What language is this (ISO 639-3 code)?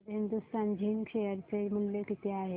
mar